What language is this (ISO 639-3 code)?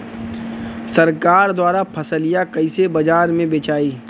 bho